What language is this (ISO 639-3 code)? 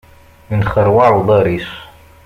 kab